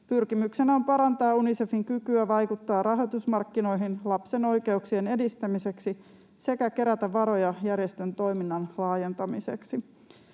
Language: Finnish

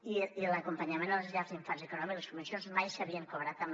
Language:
Catalan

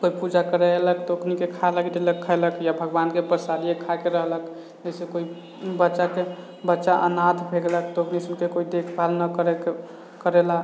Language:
Maithili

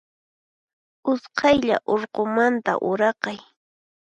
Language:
Puno Quechua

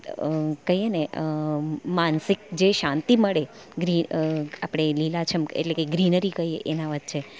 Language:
Gujarati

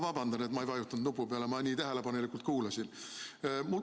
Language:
Estonian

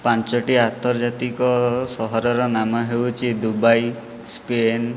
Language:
Odia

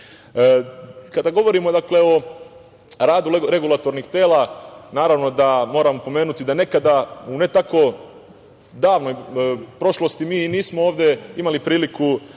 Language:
Serbian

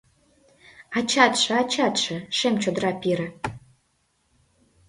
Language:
Mari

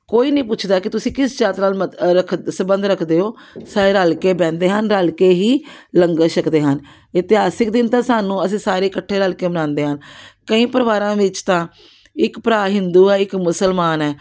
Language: Punjabi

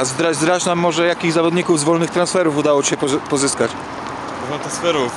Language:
Polish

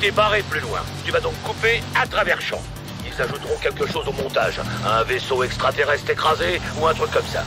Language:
French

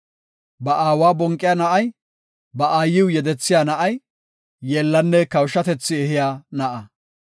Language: Gofa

